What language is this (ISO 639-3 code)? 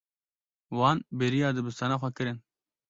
kur